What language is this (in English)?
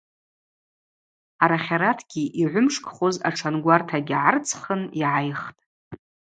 Abaza